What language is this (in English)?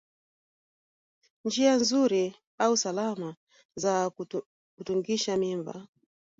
Swahili